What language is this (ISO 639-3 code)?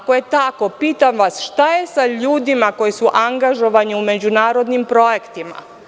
srp